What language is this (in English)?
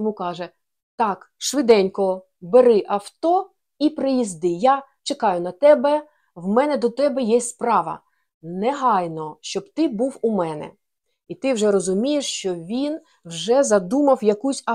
Ukrainian